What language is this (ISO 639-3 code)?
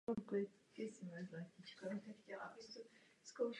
ces